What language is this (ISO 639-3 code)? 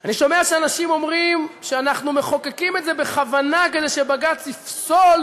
heb